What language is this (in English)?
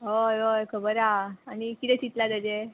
Konkani